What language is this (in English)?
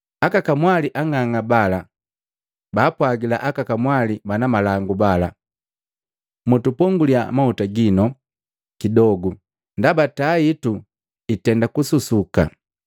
Matengo